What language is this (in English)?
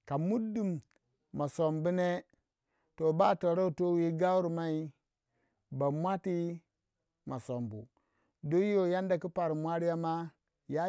Waja